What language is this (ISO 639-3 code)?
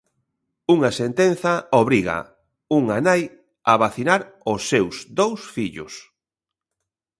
glg